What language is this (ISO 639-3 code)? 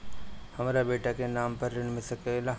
bho